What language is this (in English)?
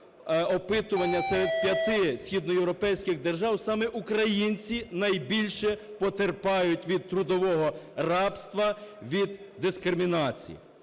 Ukrainian